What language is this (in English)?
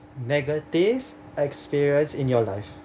English